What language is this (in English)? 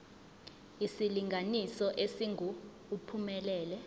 Zulu